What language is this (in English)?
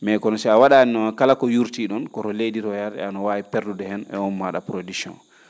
Fula